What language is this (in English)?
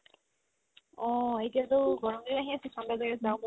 Assamese